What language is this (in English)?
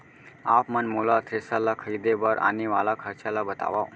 Chhattisgarhi